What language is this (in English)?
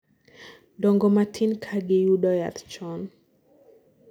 Luo (Kenya and Tanzania)